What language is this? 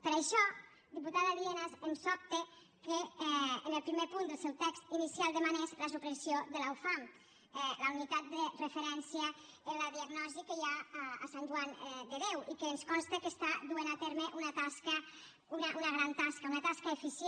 Catalan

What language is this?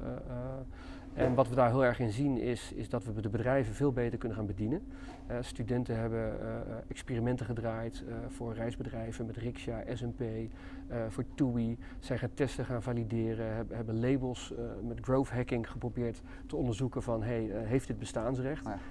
Dutch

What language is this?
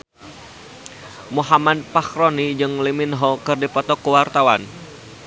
Sundanese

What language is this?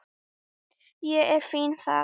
Icelandic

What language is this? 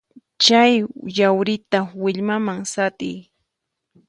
Puno Quechua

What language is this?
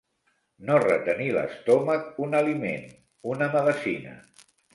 Catalan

